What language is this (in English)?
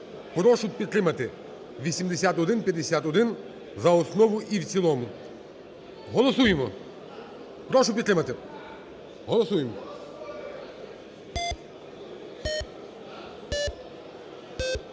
Ukrainian